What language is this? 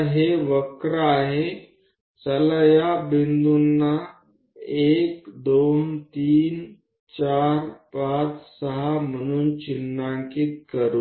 Gujarati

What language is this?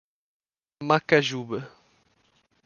Portuguese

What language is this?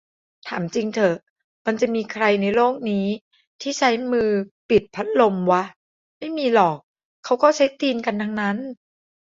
Thai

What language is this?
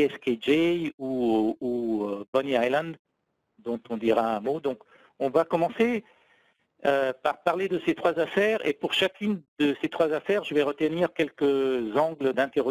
French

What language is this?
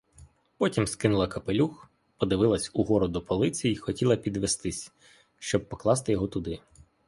Ukrainian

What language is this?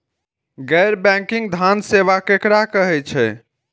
Maithili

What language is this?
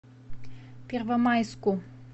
Russian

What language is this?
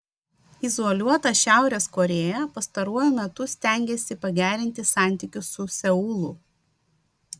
Lithuanian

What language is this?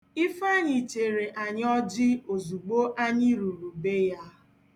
Igbo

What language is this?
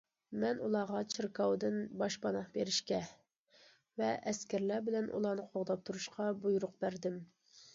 Uyghur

